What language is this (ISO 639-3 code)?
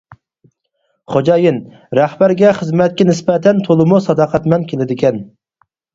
uig